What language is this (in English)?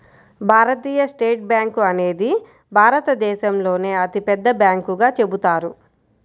Telugu